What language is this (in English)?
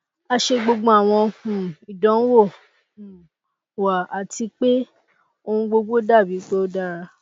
Yoruba